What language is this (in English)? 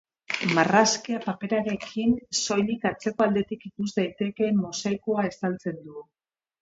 Basque